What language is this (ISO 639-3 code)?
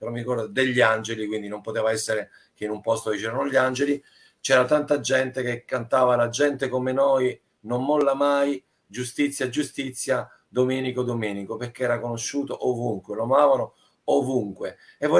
ita